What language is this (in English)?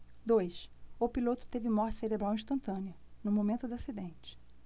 Portuguese